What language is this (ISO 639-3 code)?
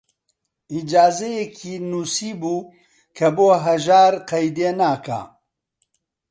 ckb